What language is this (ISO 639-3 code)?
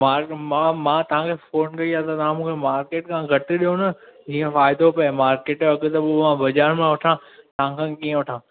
snd